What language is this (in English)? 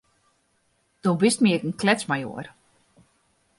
Western Frisian